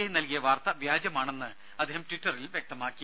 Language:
Malayalam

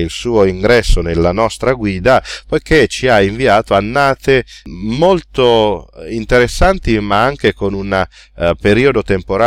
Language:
Italian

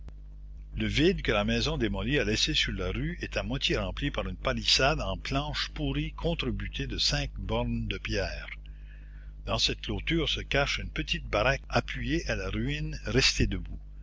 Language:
French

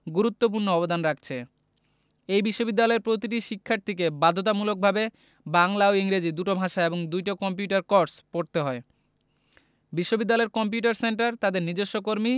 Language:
Bangla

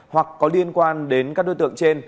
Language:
Vietnamese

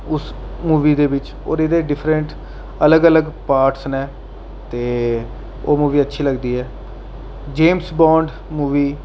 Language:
Dogri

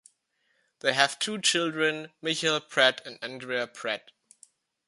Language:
English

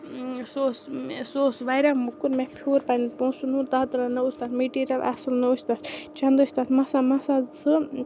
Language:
Kashmiri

